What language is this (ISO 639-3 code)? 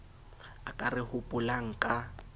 sot